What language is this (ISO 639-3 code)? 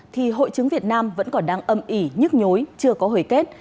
vie